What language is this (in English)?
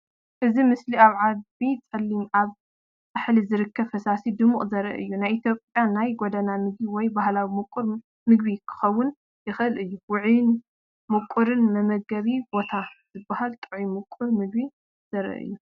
Tigrinya